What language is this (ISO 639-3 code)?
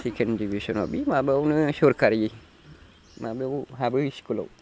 brx